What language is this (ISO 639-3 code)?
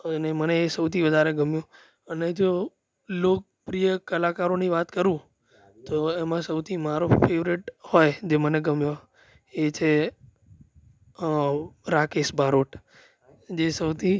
guj